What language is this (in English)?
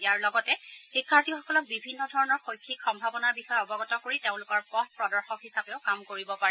Assamese